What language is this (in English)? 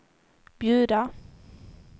Swedish